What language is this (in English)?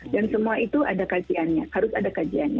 Indonesian